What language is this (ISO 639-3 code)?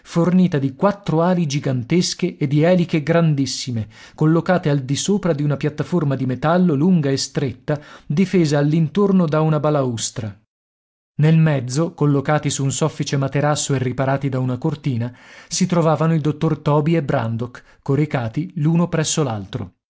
ita